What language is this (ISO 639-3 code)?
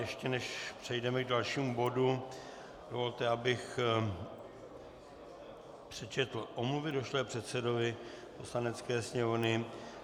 ces